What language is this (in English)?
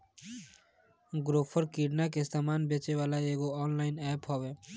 Bhojpuri